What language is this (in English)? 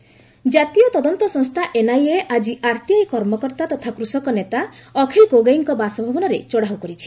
Odia